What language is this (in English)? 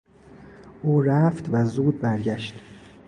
Persian